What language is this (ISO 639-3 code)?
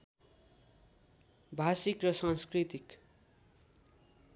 nep